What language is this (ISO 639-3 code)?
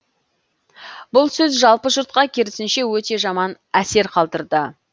kaz